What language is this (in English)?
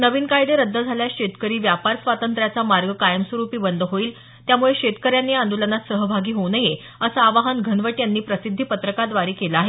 Marathi